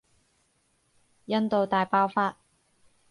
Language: Cantonese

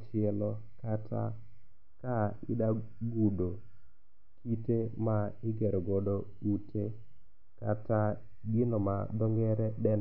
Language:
Luo (Kenya and Tanzania)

